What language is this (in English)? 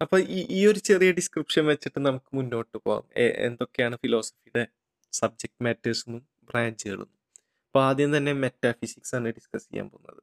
Malayalam